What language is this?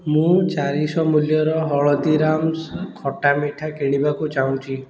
Odia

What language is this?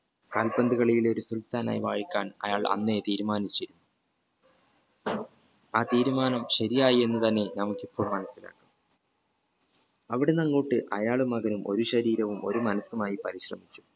Malayalam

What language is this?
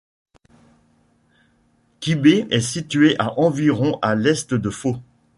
French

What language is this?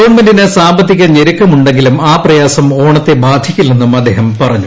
Malayalam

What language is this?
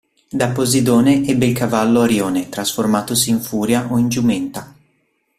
Italian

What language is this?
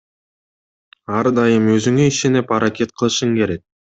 Kyrgyz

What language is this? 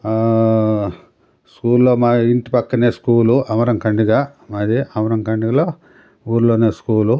Telugu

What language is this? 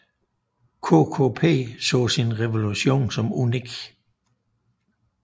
Danish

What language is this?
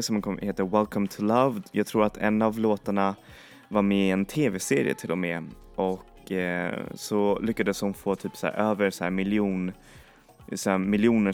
Swedish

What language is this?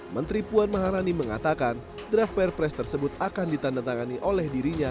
Indonesian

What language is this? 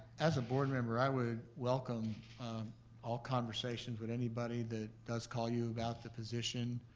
English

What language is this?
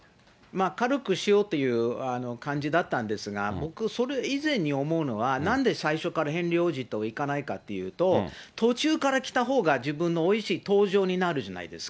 Japanese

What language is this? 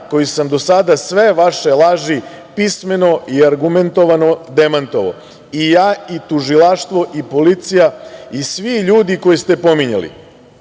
Serbian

